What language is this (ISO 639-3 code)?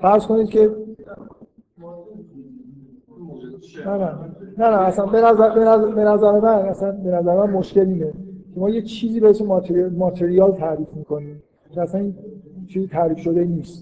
fas